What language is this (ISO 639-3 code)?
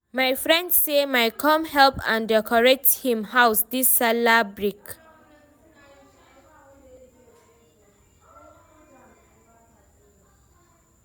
pcm